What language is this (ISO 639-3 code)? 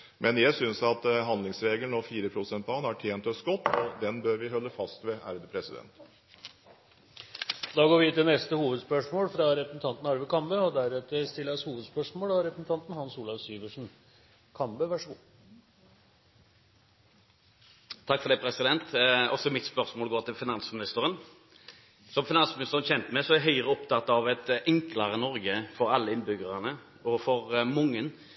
nor